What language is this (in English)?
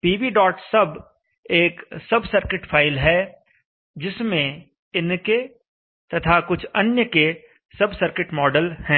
Hindi